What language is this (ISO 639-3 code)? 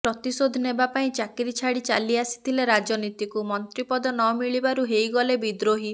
ori